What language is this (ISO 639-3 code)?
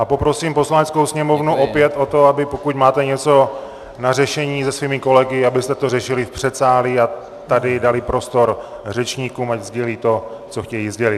ces